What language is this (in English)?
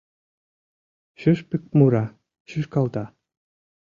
Mari